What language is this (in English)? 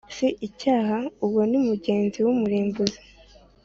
Kinyarwanda